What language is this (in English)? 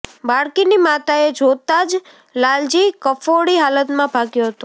Gujarati